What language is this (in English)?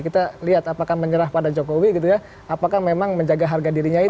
Indonesian